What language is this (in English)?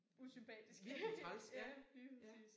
Danish